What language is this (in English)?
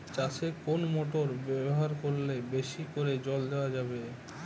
Bangla